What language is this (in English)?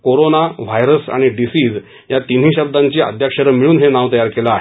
Marathi